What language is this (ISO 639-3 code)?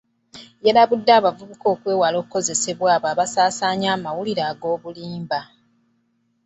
lug